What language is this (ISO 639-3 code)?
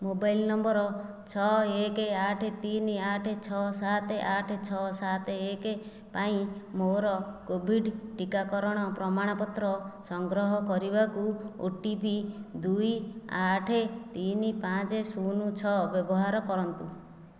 ori